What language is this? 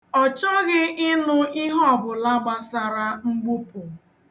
Igbo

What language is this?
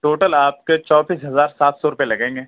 Urdu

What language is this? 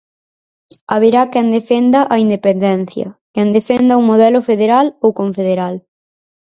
Galician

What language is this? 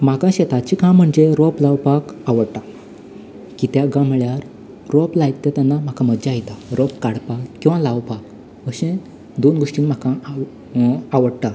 Konkani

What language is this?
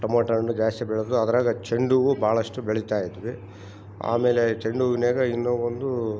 Kannada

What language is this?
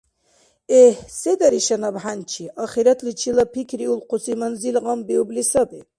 Dargwa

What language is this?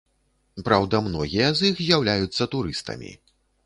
Belarusian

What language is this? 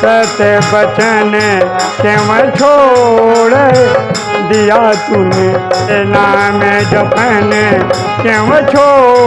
Hindi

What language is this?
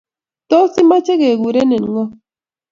Kalenjin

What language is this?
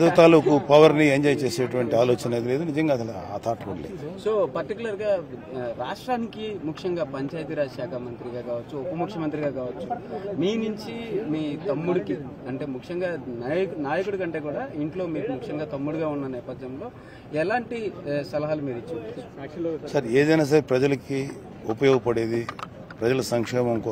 Telugu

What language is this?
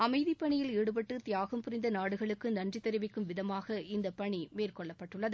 Tamil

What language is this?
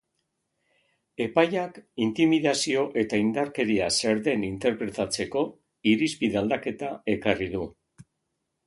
Basque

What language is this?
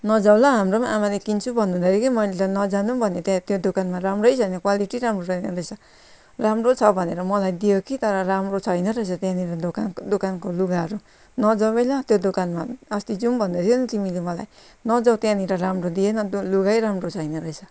Nepali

